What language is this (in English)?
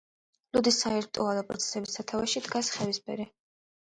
Georgian